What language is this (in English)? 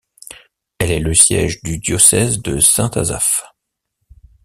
French